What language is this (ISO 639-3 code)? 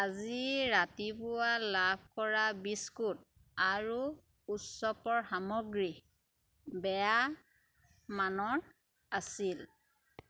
asm